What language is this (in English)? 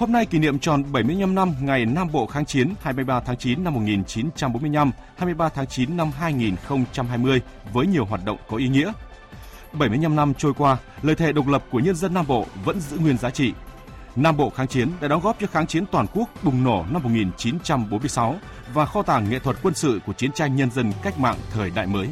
Vietnamese